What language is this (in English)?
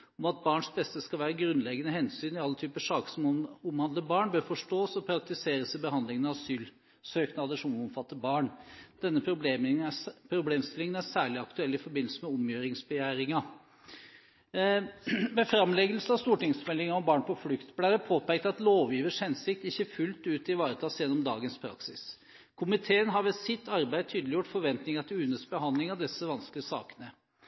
Norwegian Bokmål